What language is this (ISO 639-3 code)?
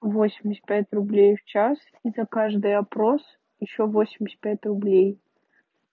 rus